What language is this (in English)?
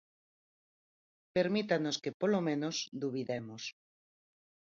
Galician